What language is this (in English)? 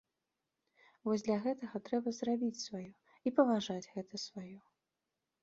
Belarusian